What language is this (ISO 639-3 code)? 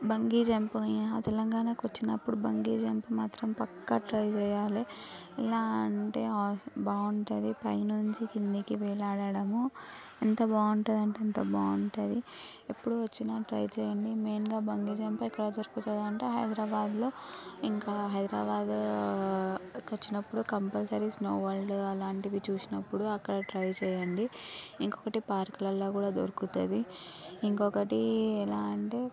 tel